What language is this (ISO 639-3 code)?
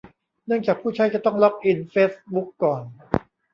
tha